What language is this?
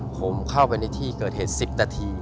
Thai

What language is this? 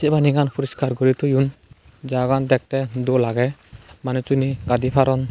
Chakma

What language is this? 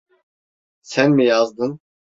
Turkish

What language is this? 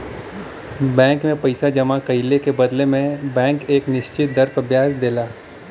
Bhojpuri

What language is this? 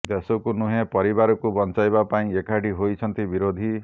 Odia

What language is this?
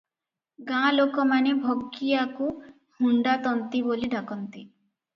Odia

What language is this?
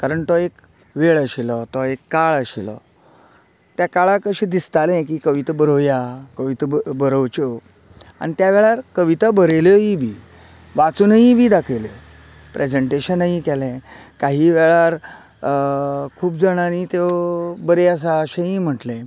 Konkani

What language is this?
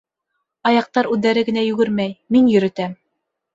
Bashkir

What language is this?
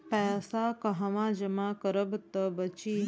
Bhojpuri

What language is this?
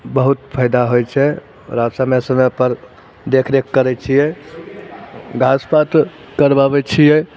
Maithili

